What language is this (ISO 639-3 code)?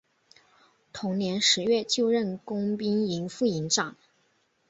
zho